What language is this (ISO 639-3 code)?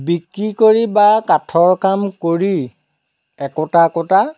asm